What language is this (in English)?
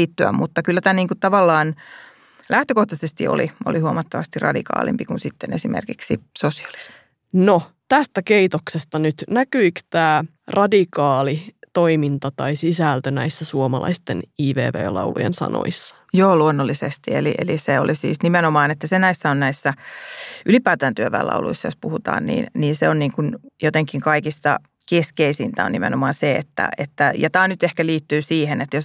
Finnish